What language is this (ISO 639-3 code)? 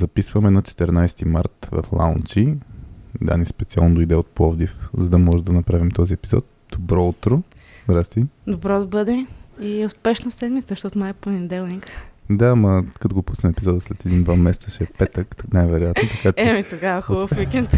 bul